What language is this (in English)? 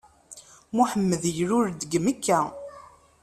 Kabyle